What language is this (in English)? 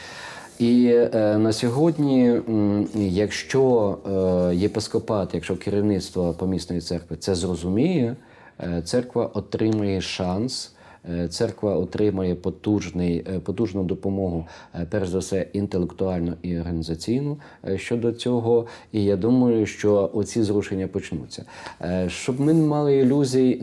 Ukrainian